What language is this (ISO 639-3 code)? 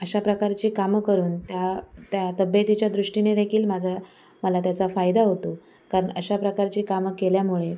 mar